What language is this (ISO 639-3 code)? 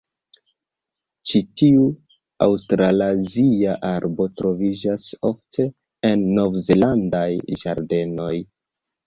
epo